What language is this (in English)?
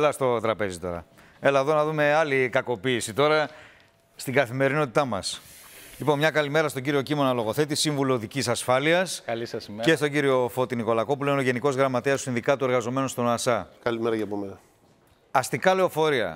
Greek